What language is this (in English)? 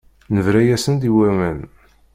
Kabyle